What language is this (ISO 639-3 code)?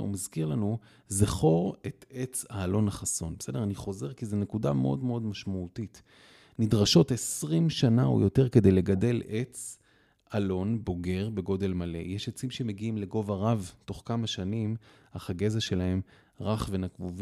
heb